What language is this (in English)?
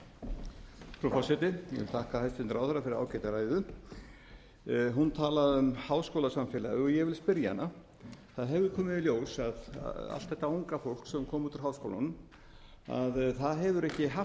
Icelandic